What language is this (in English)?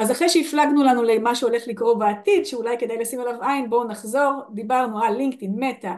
Hebrew